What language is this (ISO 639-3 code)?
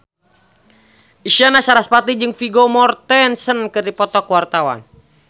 sun